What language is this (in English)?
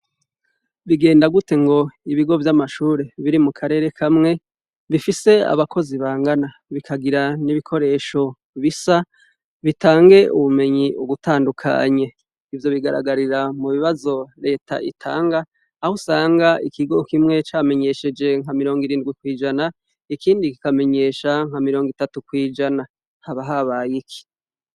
Rundi